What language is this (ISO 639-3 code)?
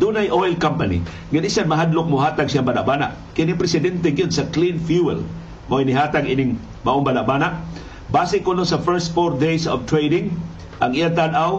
fil